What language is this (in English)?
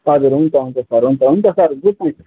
Nepali